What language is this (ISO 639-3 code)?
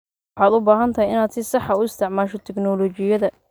som